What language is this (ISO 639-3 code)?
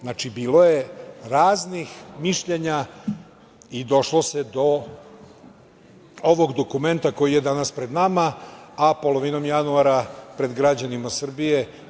srp